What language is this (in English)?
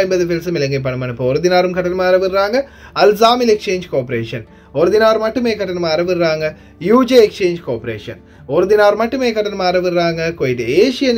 Tamil